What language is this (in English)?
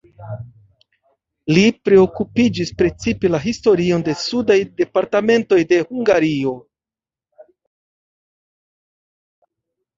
Esperanto